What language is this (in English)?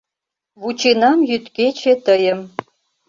Mari